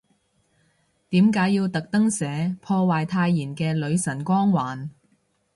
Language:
Cantonese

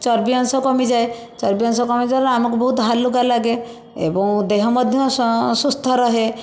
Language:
Odia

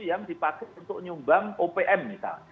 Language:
Indonesian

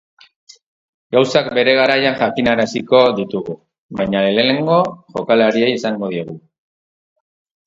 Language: Basque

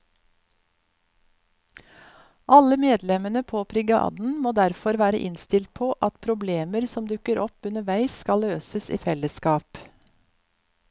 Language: Norwegian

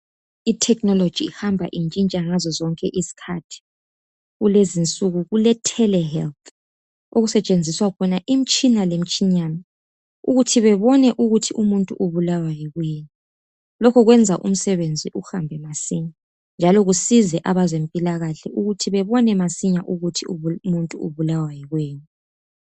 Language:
North Ndebele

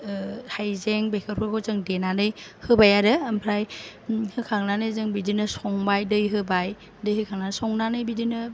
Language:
Bodo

